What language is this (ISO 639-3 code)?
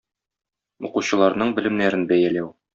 tat